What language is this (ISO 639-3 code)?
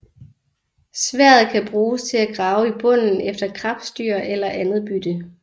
dan